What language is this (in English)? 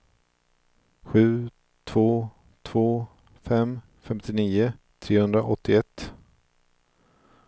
Swedish